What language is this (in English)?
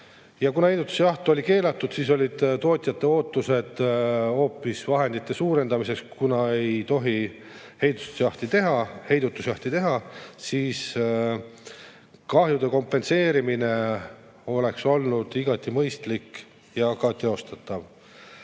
Estonian